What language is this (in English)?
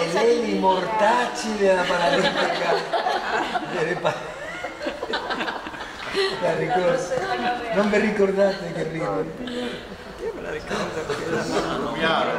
Italian